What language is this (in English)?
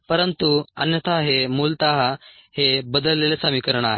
Marathi